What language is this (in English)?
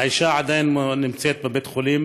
Hebrew